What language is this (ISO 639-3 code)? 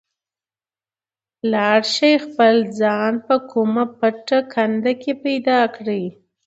pus